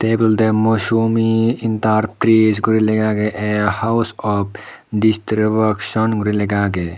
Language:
Chakma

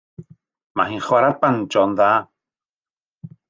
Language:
Welsh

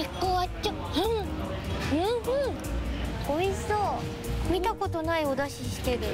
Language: Japanese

